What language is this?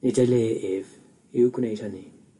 Welsh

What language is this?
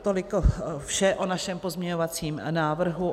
Czech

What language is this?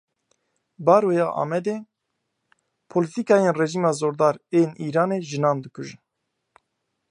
Kurdish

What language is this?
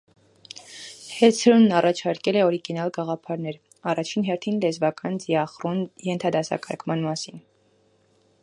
Armenian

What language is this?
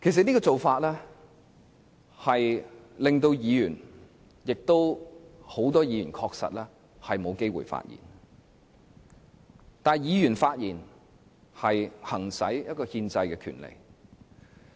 Cantonese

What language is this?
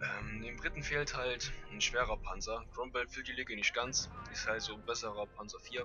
German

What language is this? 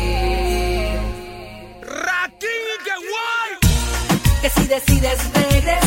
Spanish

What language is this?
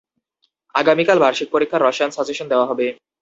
Bangla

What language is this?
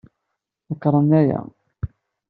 Kabyle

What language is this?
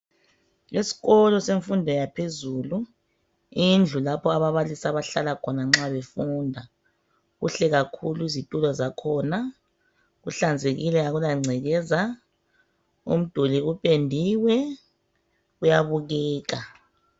North Ndebele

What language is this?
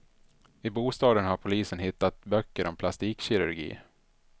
Swedish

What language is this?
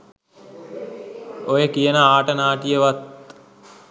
Sinhala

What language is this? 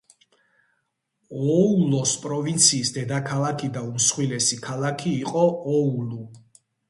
Georgian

